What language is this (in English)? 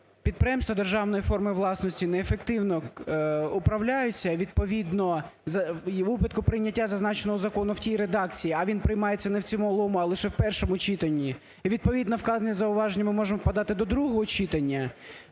Ukrainian